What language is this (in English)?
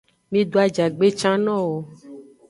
Aja (Benin)